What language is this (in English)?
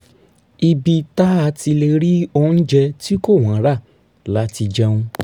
Yoruba